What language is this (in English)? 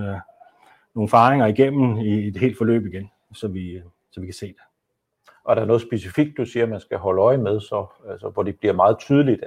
Danish